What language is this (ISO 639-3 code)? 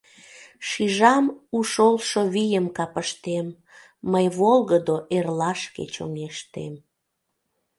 chm